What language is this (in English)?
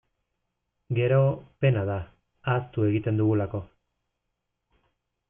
Basque